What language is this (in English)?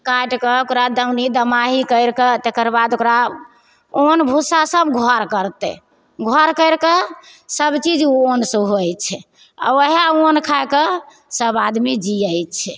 Maithili